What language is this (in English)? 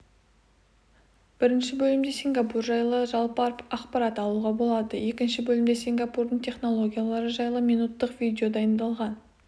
Kazakh